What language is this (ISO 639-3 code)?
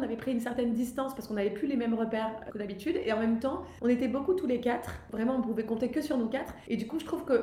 fra